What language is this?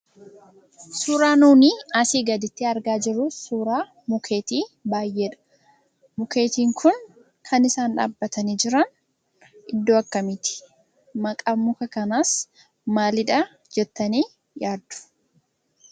Oromo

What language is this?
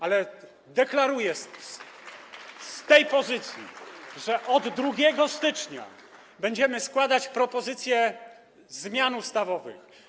Polish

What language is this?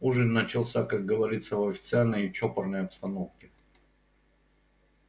Russian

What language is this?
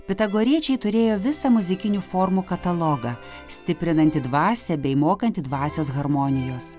Lithuanian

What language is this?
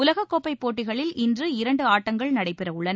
Tamil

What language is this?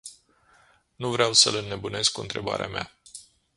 Romanian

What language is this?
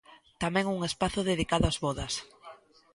Galician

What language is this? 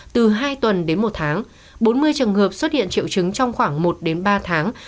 Vietnamese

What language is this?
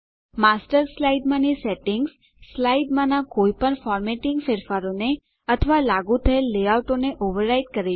Gujarati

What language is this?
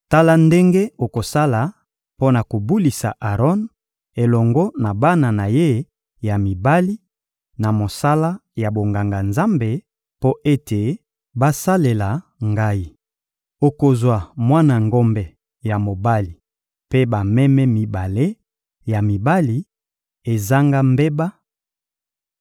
Lingala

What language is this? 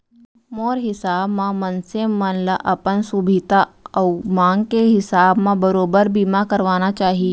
Chhattisgarhi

